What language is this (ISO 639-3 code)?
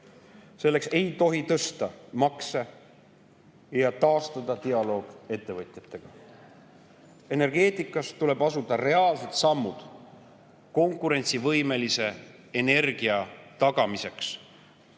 est